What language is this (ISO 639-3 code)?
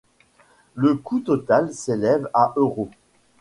fra